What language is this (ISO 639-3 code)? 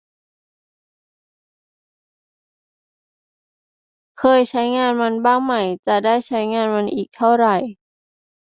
tha